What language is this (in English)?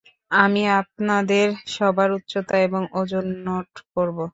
Bangla